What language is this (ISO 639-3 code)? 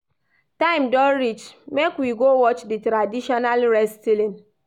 pcm